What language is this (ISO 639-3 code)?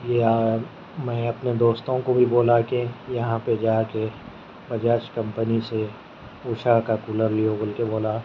urd